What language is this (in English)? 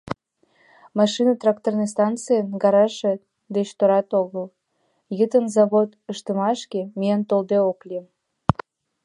Mari